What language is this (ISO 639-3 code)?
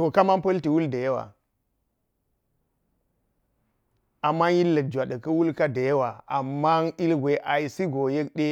gyz